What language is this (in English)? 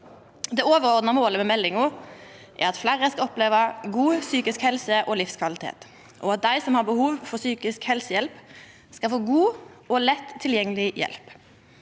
Norwegian